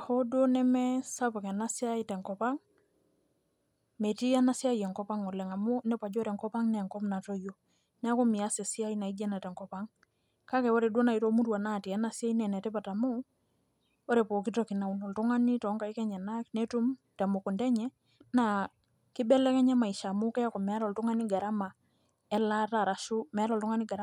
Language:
Masai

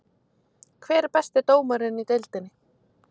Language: Icelandic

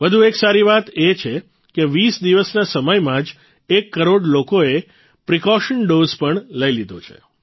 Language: Gujarati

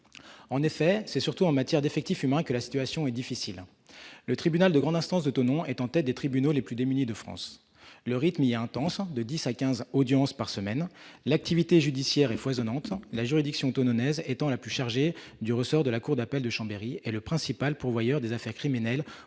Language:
French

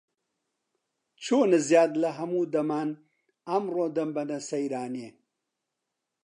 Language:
Central Kurdish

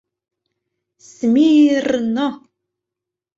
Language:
Mari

